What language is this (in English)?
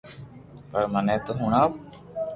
Loarki